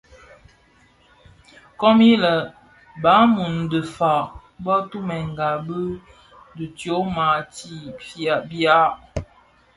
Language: Bafia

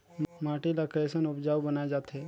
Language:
Chhattisgarhi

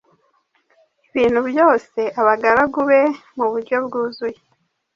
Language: Kinyarwanda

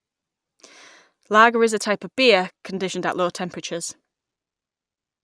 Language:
English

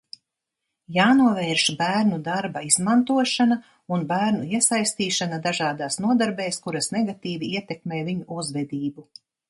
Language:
Latvian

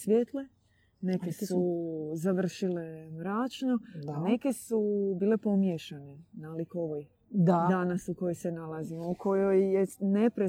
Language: Croatian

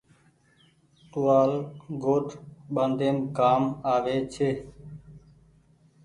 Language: Goaria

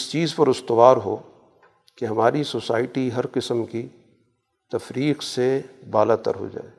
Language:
Urdu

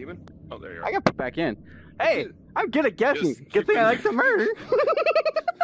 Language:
English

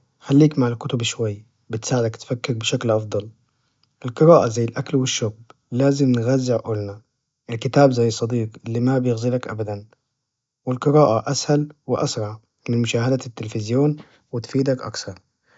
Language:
Najdi Arabic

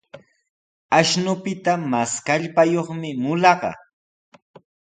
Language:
Sihuas Ancash Quechua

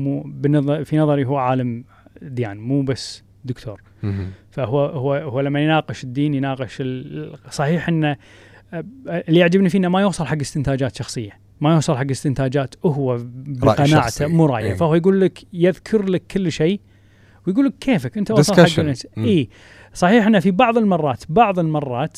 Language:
Arabic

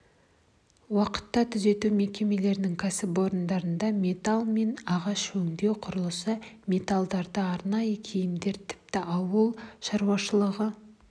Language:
Kazakh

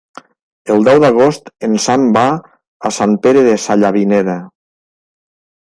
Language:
Catalan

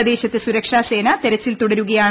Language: Malayalam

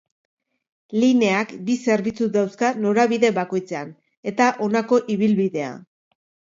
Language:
Basque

